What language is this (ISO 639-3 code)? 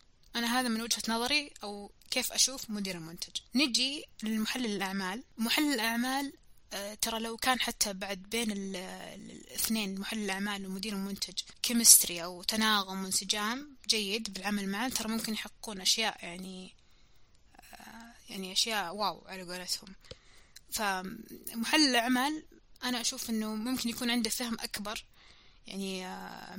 ara